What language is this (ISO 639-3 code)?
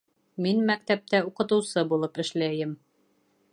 bak